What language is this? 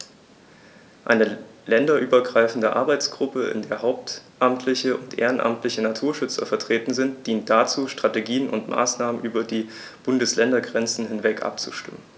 German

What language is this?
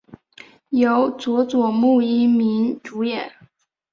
Chinese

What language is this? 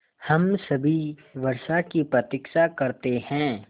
Hindi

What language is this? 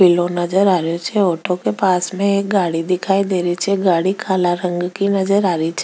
Rajasthani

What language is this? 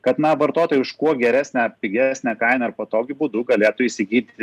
Lithuanian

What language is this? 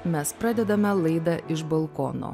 Lithuanian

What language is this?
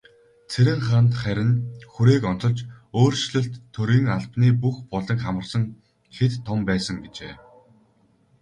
Mongolian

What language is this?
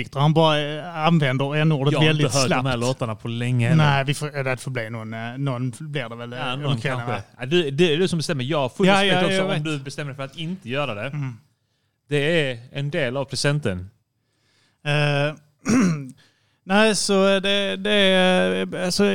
Swedish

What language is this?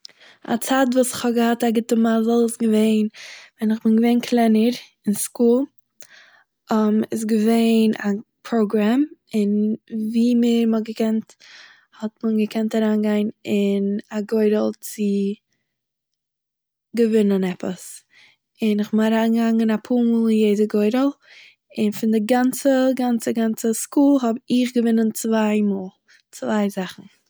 Yiddish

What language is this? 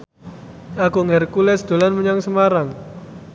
Javanese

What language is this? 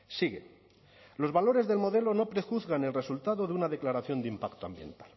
Spanish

